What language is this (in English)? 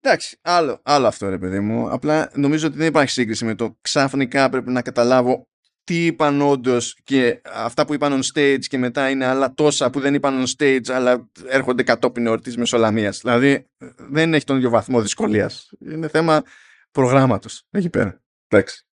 Greek